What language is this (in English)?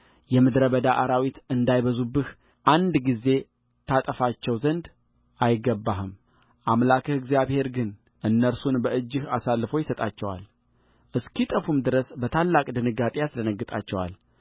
Amharic